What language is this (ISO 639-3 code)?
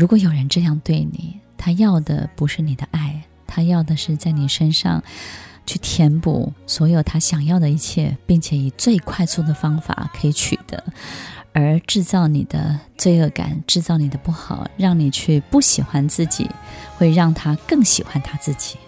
zho